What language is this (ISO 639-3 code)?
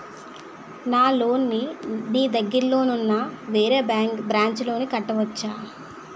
tel